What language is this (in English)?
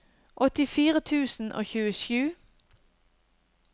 Norwegian